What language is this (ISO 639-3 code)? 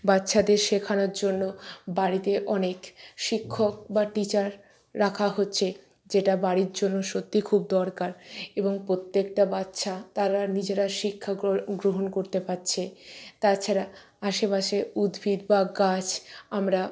ben